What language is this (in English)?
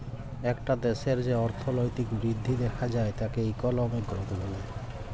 Bangla